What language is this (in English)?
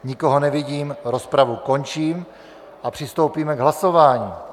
Czech